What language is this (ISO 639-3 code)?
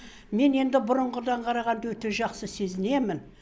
kaz